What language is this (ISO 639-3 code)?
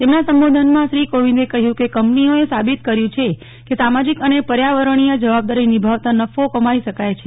guj